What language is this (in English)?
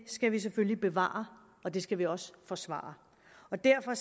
Danish